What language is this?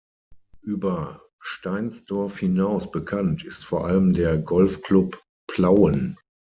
German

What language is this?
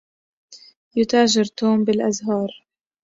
Arabic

